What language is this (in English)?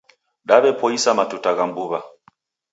Taita